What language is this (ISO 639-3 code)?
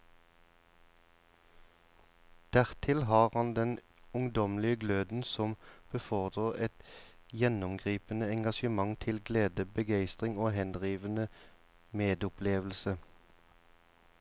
nor